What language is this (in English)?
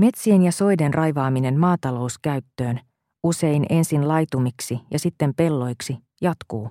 Finnish